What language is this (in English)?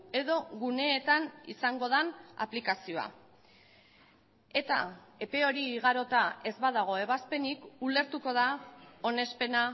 Basque